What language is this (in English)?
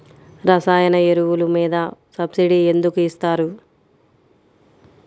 Telugu